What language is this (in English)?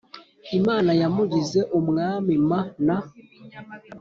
Kinyarwanda